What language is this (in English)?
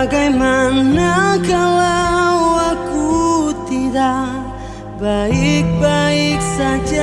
Indonesian